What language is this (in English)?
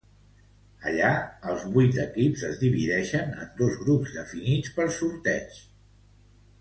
Catalan